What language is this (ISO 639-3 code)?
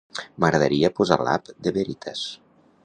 cat